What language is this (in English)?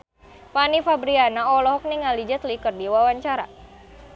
Sundanese